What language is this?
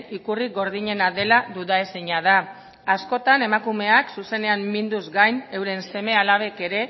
Basque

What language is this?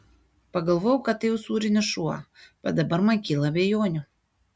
Lithuanian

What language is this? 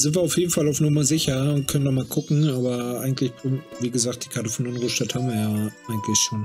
German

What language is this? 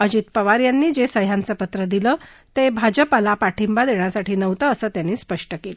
Marathi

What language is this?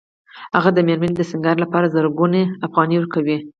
Pashto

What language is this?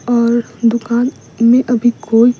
Hindi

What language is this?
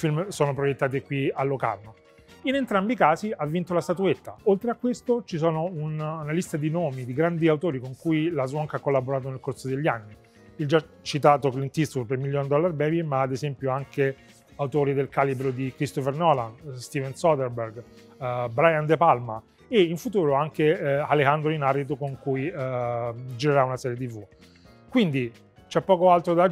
Italian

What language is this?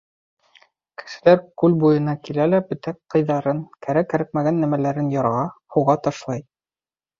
Bashkir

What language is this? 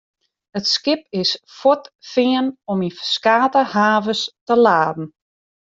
Western Frisian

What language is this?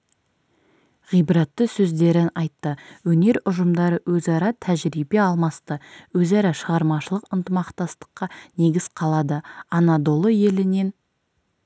Kazakh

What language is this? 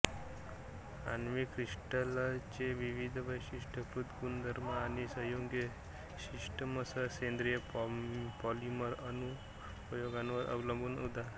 Marathi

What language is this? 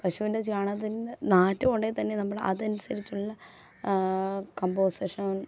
Malayalam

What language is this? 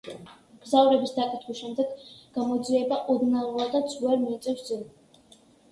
Georgian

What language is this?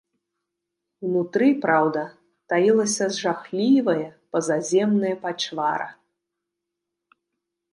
Belarusian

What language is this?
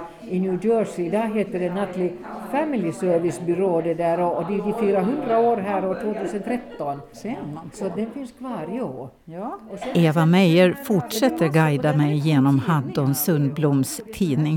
Swedish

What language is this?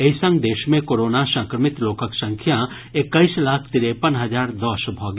Maithili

